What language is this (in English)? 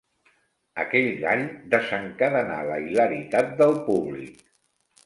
Catalan